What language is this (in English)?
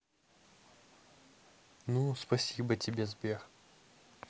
Russian